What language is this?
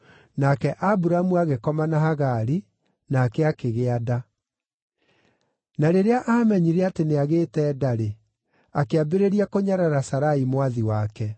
Kikuyu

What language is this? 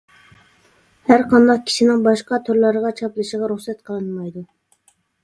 Uyghur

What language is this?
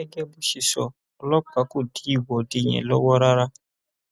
Yoruba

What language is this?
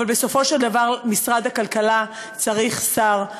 Hebrew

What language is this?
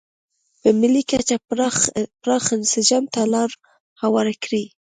Pashto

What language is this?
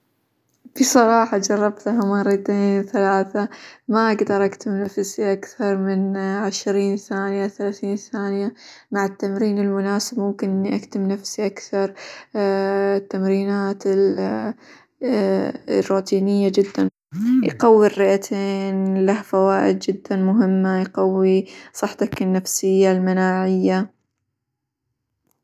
Hijazi Arabic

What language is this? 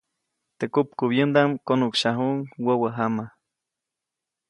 Copainalá Zoque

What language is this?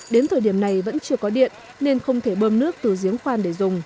Vietnamese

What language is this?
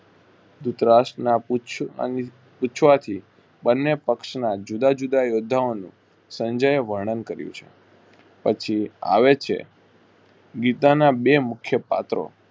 Gujarati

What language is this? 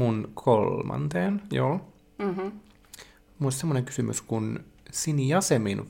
Finnish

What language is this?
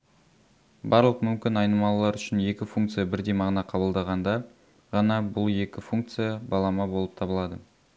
Kazakh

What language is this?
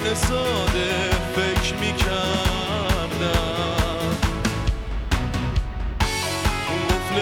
Persian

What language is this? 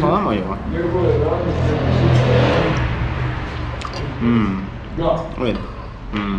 Turkish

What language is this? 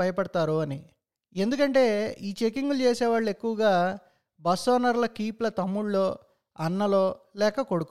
Telugu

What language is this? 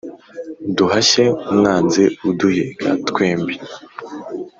Kinyarwanda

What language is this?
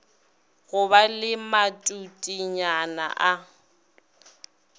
Northern Sotho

